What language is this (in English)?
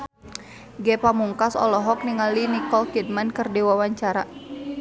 Sundanese